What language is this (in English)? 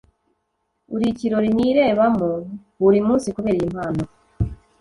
Kinyarwanda